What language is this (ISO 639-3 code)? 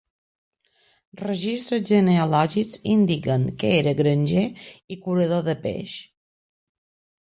cat